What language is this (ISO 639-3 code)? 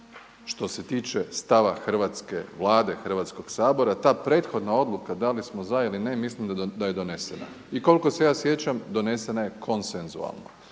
hrv